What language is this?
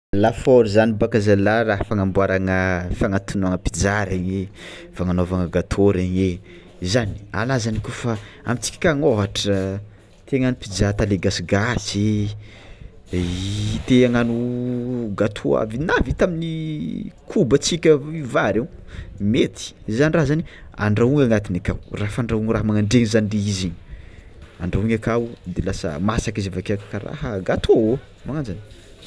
Tsimihety Malagasy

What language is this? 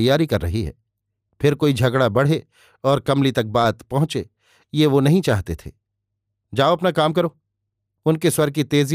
Hindi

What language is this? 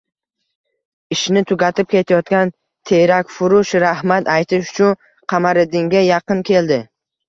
Uzbek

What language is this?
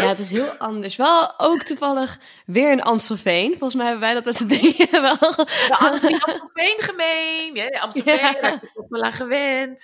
Dutch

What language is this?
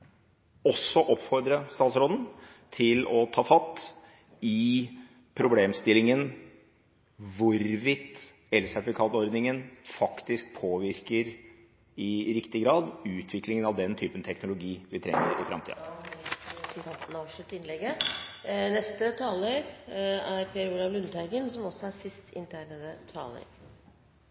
Norwegian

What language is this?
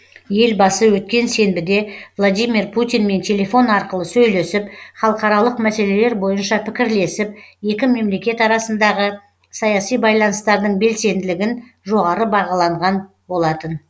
Kazakh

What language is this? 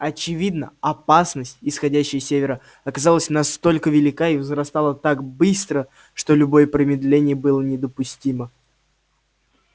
Russian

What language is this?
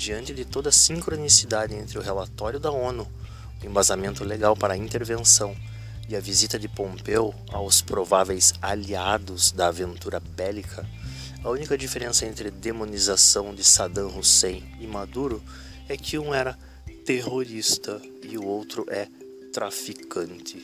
Portuguese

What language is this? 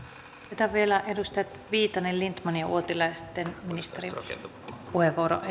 Finnish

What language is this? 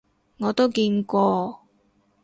Cantonese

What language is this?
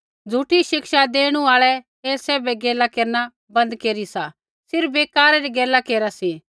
Kullu Pahari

